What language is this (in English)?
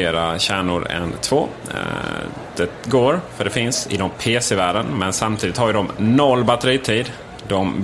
Swedish